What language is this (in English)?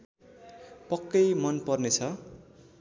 Nepali